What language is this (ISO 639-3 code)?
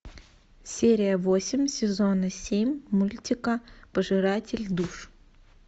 rus